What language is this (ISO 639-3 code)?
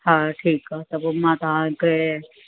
snd